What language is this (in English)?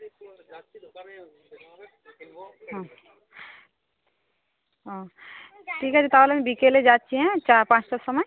Bangla